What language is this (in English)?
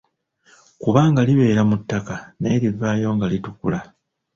Ganda